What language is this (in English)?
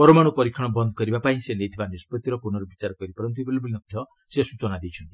Odia